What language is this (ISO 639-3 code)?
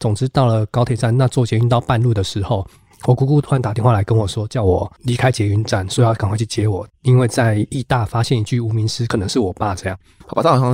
zho